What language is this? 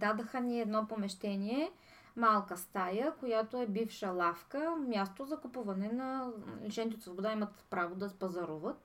Bulgarian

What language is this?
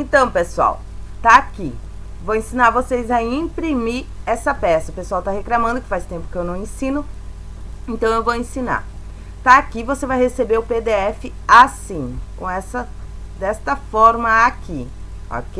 Portuguese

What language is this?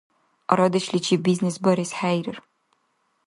Dargwa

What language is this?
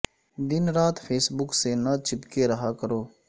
Urdu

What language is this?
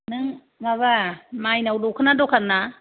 Bodo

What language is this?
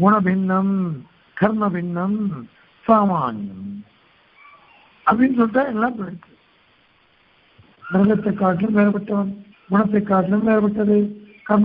Turkish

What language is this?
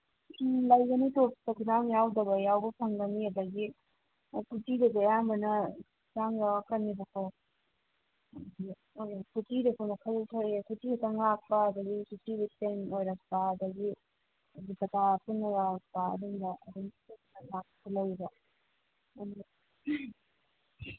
Manipuri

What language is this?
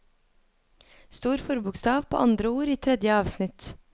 Norwegian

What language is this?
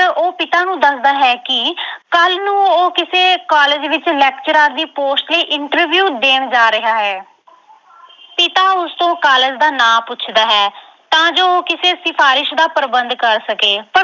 Punjabi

